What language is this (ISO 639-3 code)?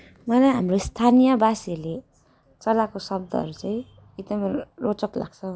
nep